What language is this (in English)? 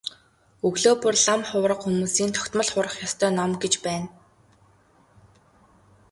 Mongolian